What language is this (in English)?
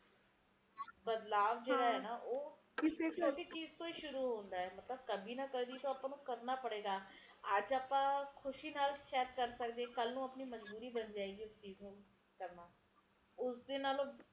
Punjabi